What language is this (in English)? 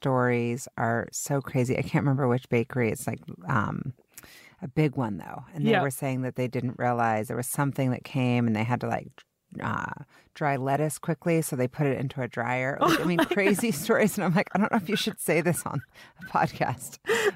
English